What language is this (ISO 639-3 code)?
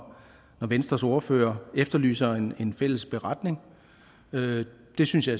dan